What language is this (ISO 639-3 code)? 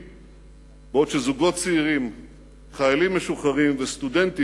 heb